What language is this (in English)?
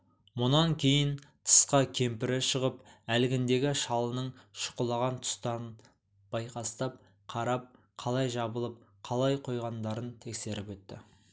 Kazakh